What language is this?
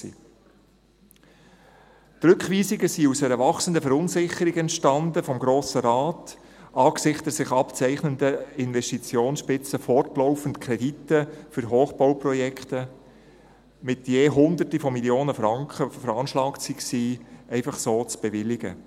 Swiss German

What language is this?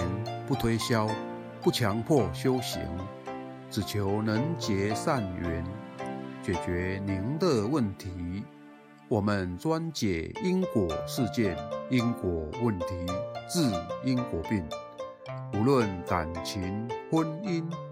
Chinese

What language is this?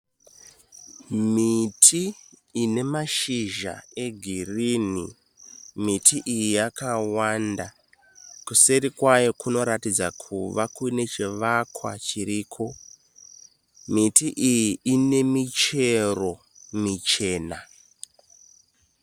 Shona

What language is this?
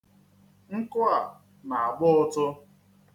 Igbo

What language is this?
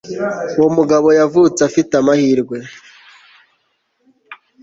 Kinyarwanda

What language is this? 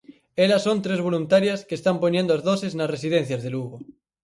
Galician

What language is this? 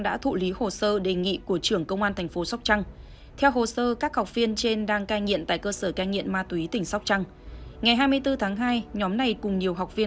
Vietnamese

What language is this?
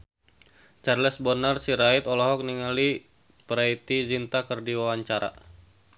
Sundanese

